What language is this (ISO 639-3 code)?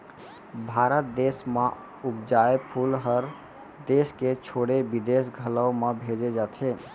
hne